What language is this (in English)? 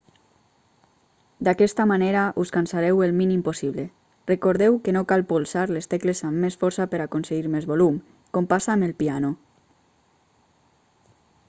Catalan